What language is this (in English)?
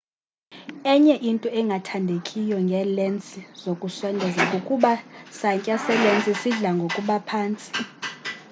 Xhosa